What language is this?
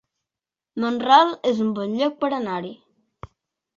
Catalan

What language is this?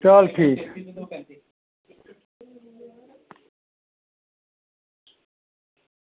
Dogri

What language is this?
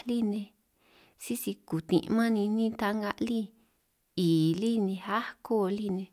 San Martín Itunyoso Triqui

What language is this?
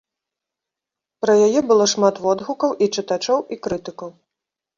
Belarusian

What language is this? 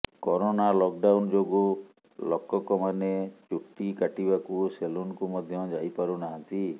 Odia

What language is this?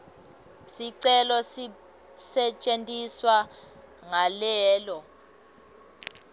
Swati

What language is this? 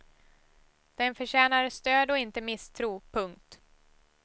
Swedish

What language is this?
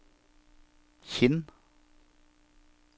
Norwegian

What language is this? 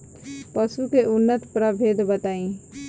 Bhojpuri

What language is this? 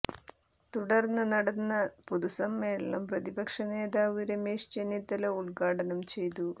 Malayalam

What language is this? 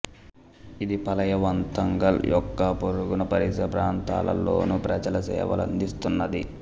Telugu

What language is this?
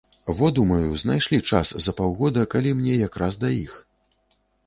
Belarusian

